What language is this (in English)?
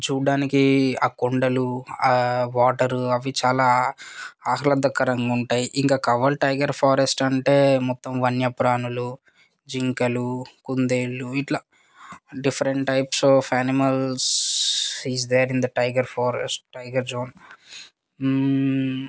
Telugu